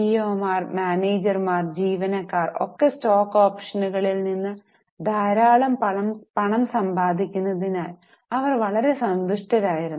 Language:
Malayalam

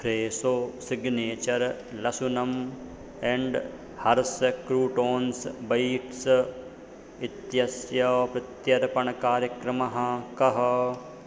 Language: Sanskrit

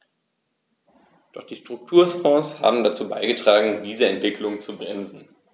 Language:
German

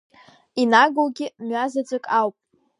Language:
Abkhazian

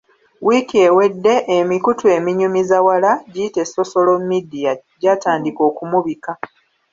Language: Ganda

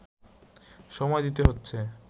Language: Bangla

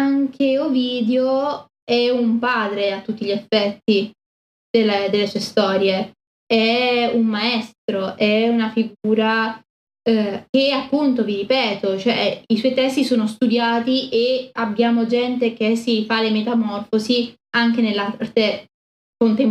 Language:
Italian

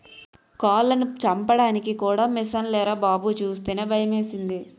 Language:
Telugu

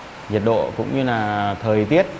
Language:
Vietnamese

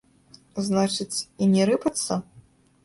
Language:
Belarusian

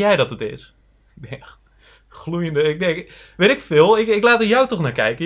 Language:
Dutch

